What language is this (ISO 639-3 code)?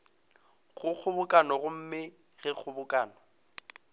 nso